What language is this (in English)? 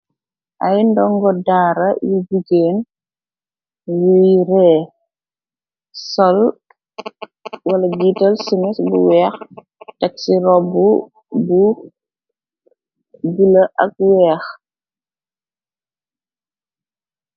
Wolof